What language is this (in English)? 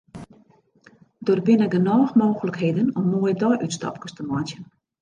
Western Frisian